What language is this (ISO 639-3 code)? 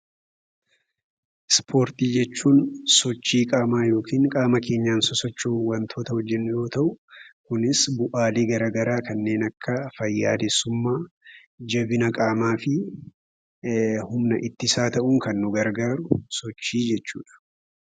orm